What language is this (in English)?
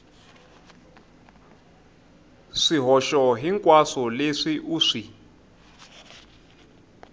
Tsonga